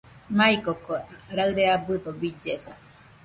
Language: Nüpode Huitoto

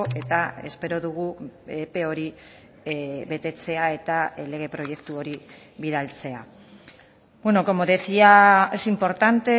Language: Basque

